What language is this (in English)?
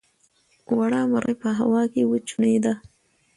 Pashto